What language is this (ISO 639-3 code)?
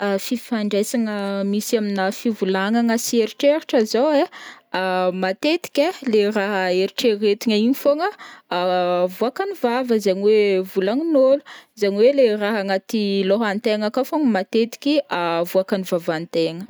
bmm